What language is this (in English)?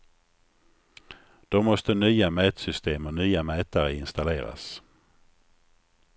Swedish